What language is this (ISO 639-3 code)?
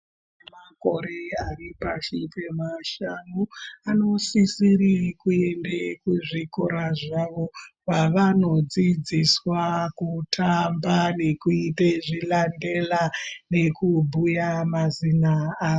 ndc